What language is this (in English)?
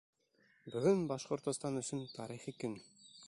Bashkir